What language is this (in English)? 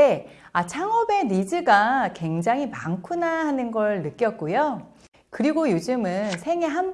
Korean